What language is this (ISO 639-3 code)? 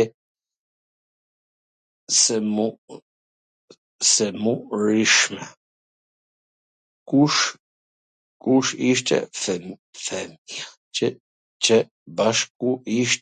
aln